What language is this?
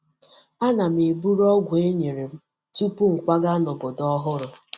Igbo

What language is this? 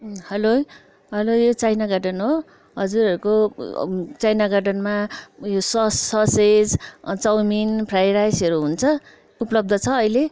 Nepali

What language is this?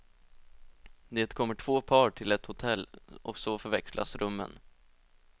Swedish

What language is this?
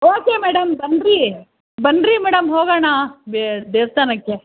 Kannada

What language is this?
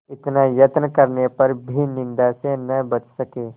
Hindi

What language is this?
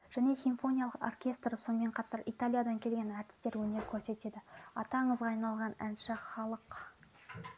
Kazakh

